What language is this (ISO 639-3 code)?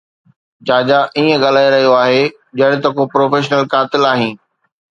snd